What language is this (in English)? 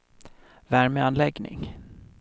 Swedish